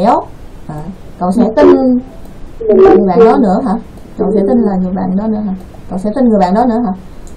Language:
Vietnamese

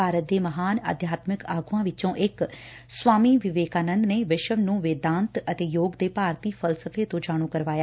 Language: Punjabi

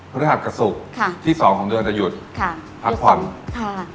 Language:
Thai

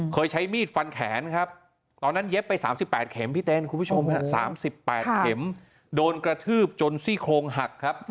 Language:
Thai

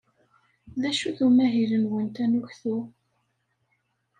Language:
Kabyle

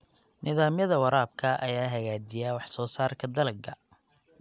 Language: Somali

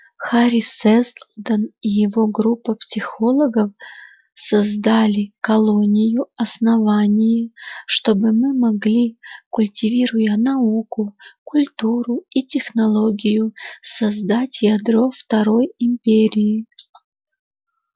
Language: Russian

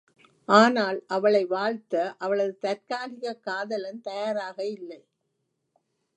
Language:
Tamil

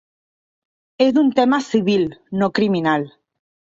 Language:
Catalan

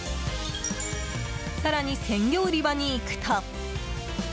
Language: Japanese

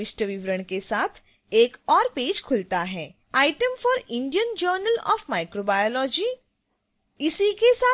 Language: Hindi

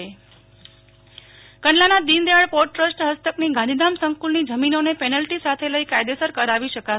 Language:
Gujarati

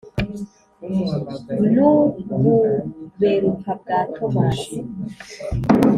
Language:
Kinyarwanda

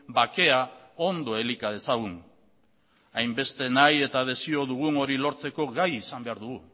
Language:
Basque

